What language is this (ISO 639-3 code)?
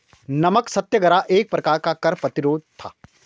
hin